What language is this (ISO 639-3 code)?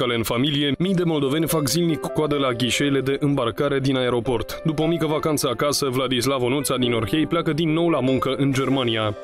ron